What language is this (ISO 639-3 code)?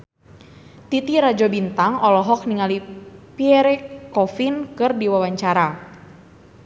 sun